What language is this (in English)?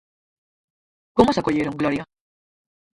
Galician